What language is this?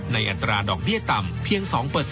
Thai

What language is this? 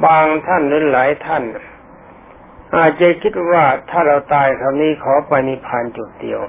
Thai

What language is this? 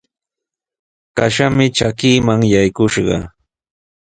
Sihuas Ancash Quechua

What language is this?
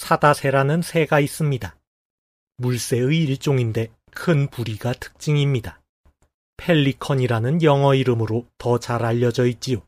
Korean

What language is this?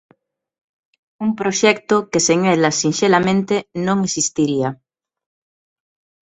Galician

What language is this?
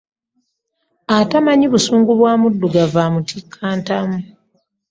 Ganda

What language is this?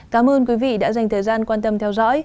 Vietnamese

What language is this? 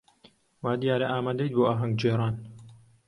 Central Kurdish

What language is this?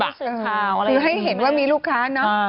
Thai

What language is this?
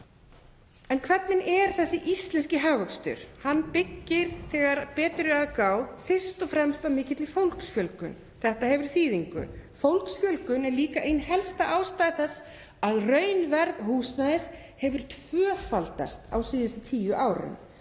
Icelandic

